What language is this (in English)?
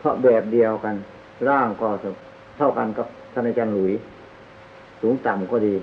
Thai